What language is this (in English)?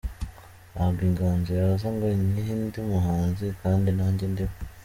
Kinyarwanda